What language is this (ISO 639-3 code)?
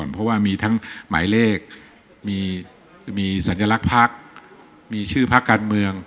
tha